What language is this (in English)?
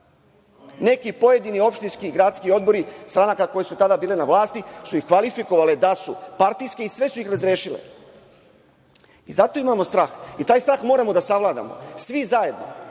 Serbian